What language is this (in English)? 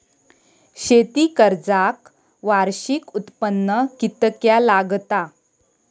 Marathi